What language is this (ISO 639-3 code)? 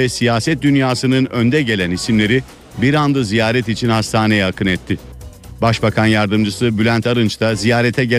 tur